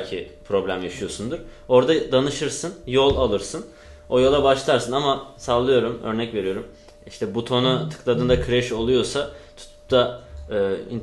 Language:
Turkish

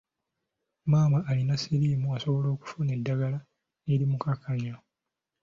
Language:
Ganda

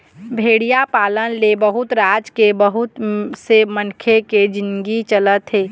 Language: Chhattisgarhi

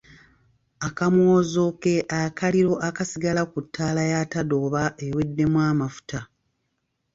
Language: Ganda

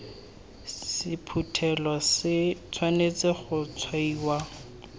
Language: Tswana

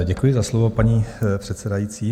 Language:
Czech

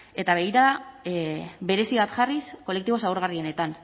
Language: Basque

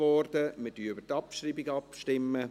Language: Swiss German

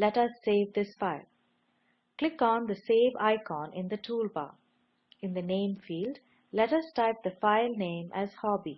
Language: English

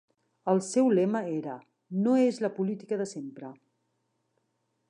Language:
Catalan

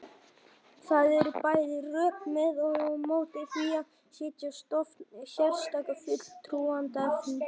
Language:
Icelandic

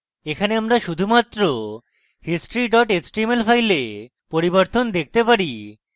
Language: Bangla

